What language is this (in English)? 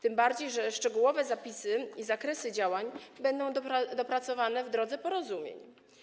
Polish